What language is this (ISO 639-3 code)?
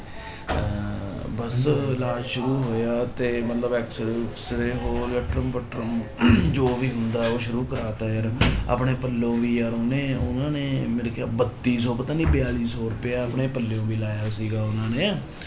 pan